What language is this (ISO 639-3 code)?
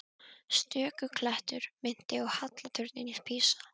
isl